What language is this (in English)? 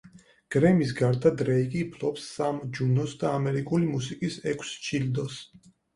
Georgian